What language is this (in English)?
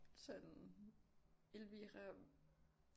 Danish